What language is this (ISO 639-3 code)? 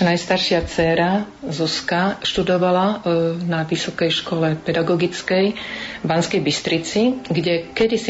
slk